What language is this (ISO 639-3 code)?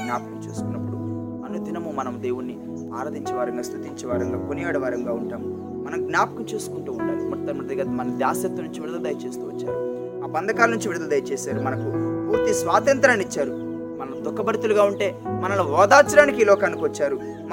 tel